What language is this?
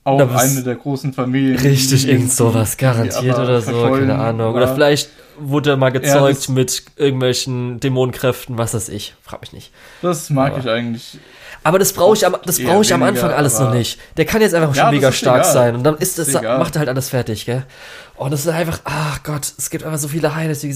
German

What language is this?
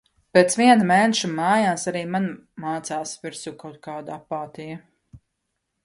Latvian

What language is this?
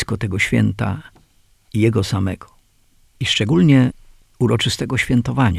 Polish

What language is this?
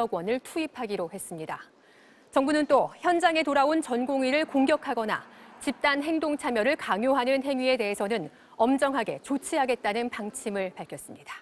Korean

